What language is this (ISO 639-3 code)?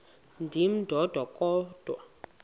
xho